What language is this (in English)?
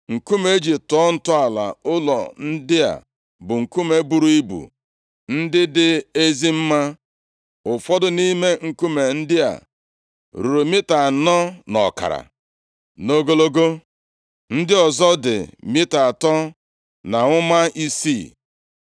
Igbo